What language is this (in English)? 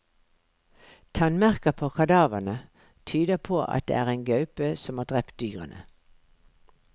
Norwegian